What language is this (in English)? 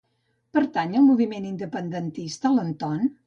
Catalan